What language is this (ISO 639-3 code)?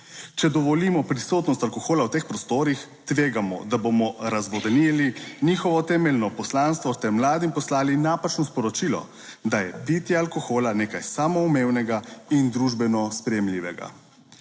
slv